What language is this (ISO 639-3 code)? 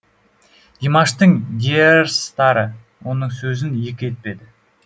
kaz